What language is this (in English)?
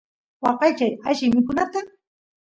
Santiago del Estero Quichua